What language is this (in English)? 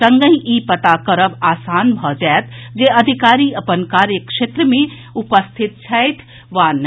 Maithili